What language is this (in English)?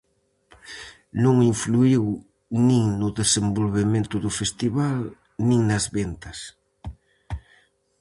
Galician